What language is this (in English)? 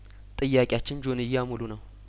Amharic